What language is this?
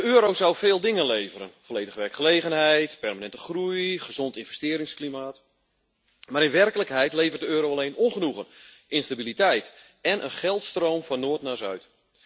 Dutch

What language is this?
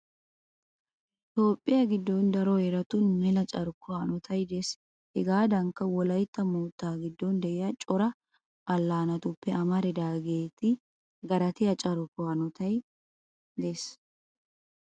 Wolaytta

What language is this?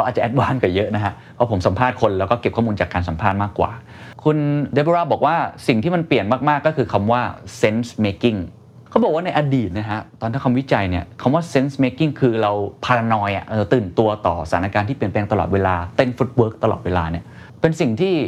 Thai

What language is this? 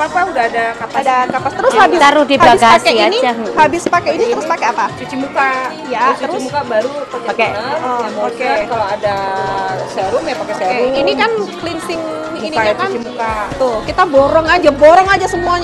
Indonesian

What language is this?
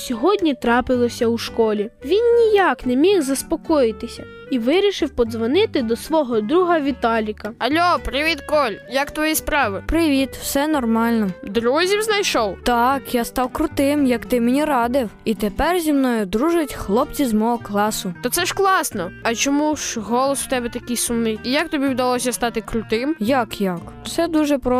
Ukrainian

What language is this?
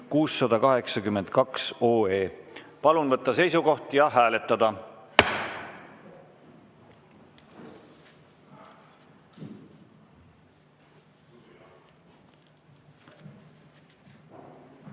Estonian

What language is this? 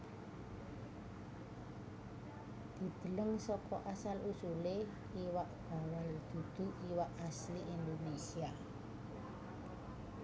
Javanese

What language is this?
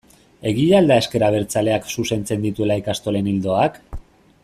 Basque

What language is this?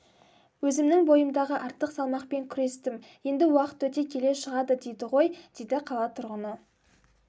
Kazakh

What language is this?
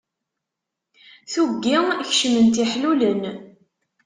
Kabyle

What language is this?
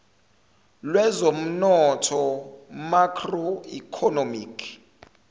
Zulu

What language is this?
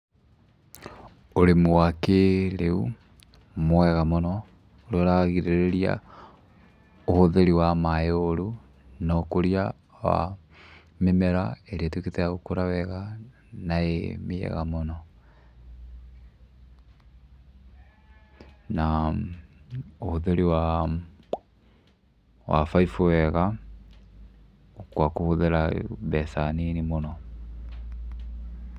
Kikuyu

